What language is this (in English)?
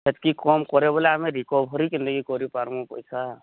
Odia